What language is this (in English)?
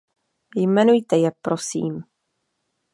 Czech